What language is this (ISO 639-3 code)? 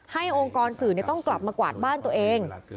tha